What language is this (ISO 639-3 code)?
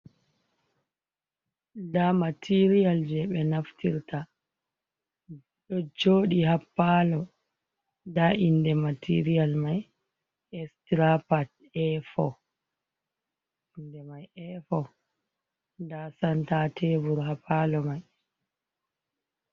ful